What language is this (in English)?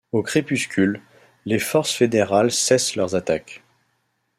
French